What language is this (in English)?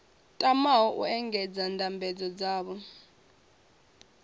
Venda